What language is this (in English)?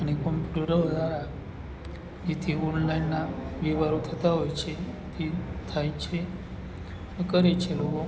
Gujarati